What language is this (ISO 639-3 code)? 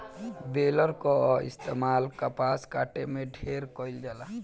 bho